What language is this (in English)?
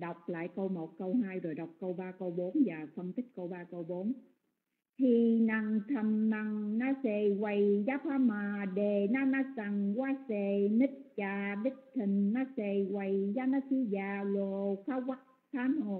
Vietnamese